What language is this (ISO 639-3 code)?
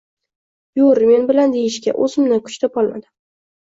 uzb